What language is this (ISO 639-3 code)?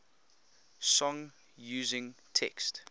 eng